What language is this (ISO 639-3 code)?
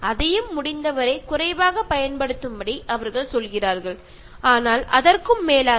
mal